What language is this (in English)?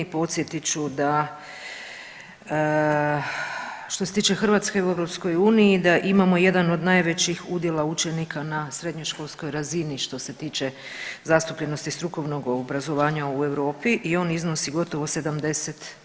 Croatian